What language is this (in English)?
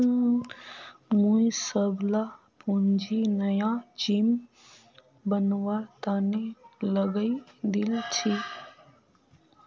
Magahi